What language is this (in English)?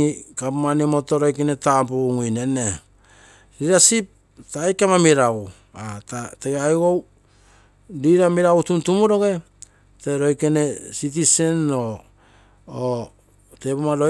Terei